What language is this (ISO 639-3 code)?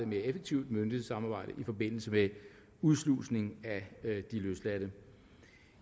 dan